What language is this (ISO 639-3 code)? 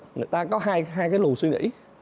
vie